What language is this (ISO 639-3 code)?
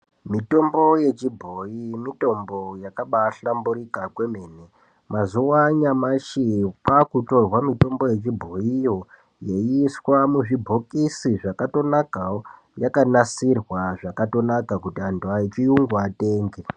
ndc